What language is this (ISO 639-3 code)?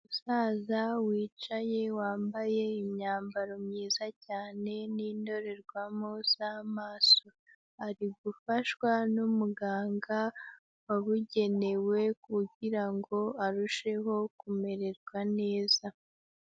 kin